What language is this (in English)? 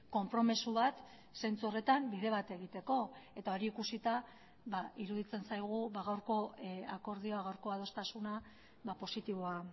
Basque